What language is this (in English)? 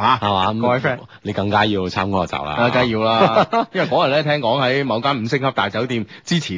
Chinese